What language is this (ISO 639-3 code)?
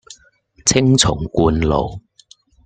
yue